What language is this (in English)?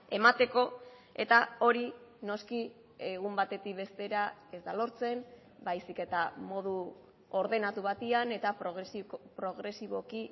Basque